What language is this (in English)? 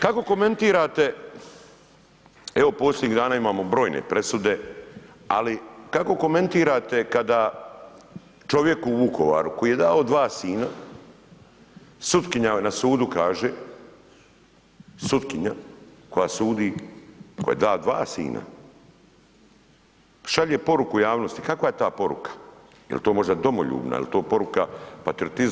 Croatian